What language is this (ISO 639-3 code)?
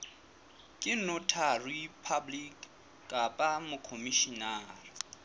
sot